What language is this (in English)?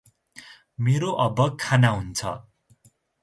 Nepali